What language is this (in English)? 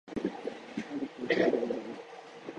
Japanese